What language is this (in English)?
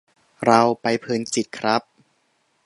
Thai